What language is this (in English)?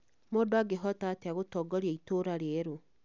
Kikuyu